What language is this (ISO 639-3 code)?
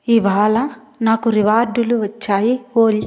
tel